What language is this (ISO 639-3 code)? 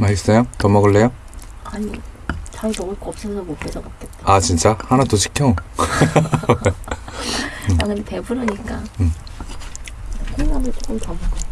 kor